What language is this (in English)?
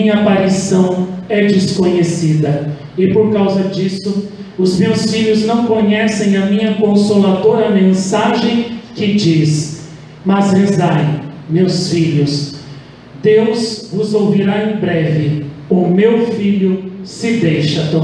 Portuguese